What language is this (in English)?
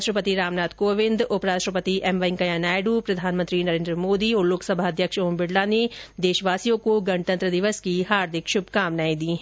Hindi